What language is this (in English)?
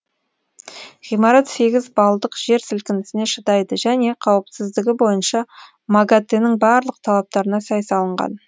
Kazakh